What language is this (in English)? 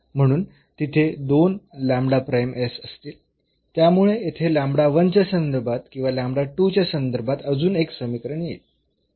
Marathi